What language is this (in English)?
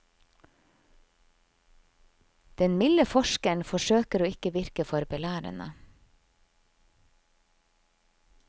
Norwegian